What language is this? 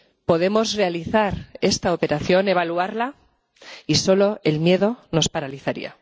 Spanish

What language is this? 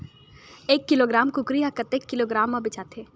Chhattisgarhi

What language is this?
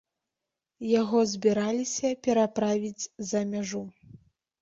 Belarusian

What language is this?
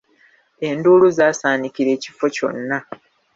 Ganda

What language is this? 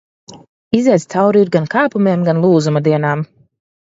Latvian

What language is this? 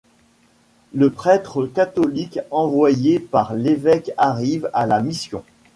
French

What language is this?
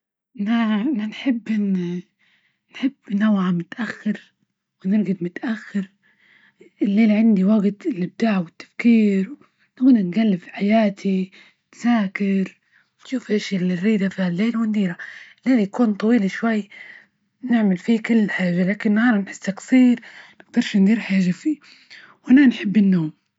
Libyan Arabic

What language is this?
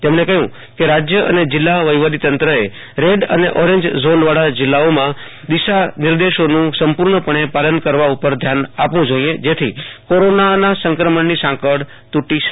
Gujarati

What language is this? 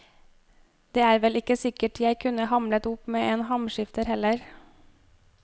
Norwegian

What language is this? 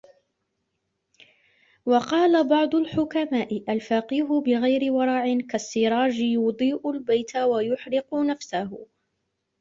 Arabic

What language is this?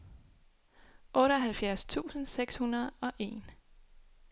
Danish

